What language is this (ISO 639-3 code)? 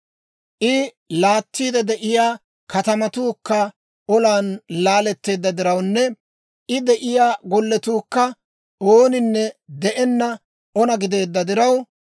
dwr